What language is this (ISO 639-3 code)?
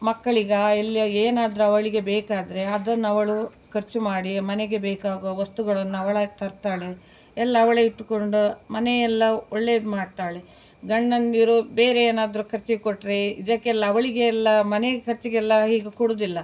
kan